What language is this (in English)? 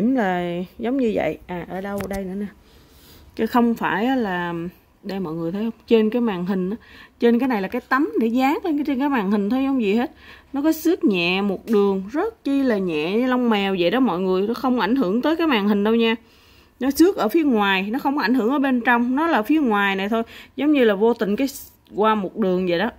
Vietnamese